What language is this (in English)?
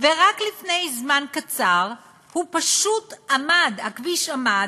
Hebrew